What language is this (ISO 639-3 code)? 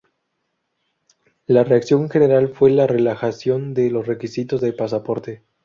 spa